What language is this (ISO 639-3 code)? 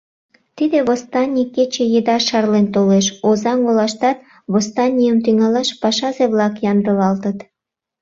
chm